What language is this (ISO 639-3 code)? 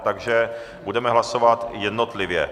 ces